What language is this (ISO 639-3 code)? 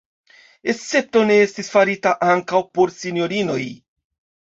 epo